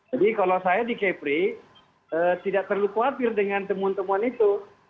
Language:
Indonesian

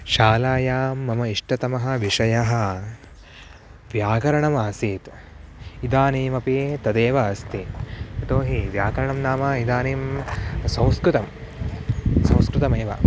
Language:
Sanskrit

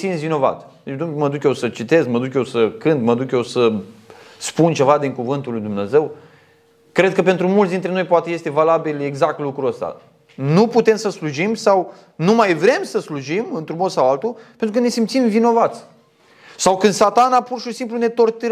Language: Romanian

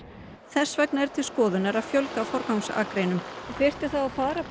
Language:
Icelandic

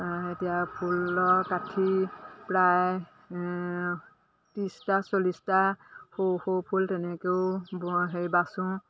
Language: Assamese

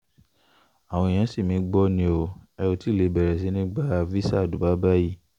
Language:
Yoruba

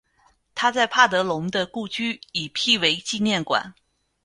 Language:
Chinese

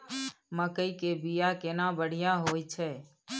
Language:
Maithili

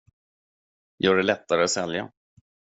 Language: Swedish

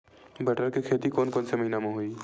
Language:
Chhattisgarhi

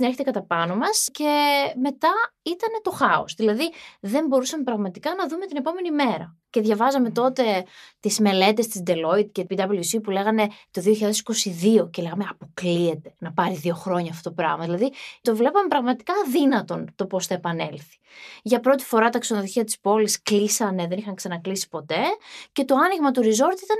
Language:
Greek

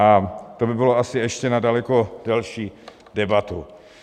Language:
Czech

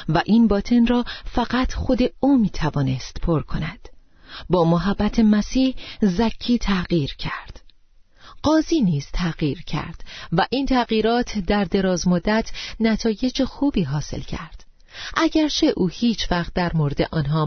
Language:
Persian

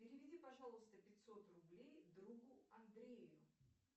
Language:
Russian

